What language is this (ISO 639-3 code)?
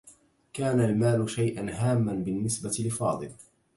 ara